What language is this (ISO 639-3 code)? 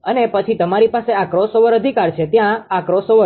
guj